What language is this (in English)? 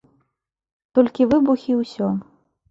Belarusian